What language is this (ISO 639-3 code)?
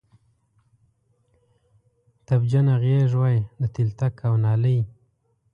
pus